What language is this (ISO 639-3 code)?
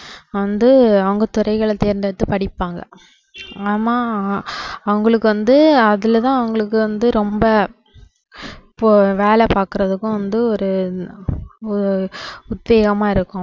tam